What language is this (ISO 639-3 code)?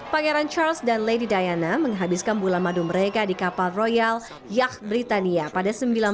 ind